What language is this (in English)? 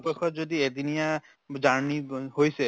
Assamese